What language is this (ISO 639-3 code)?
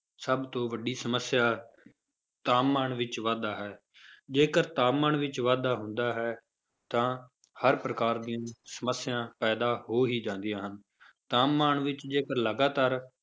pan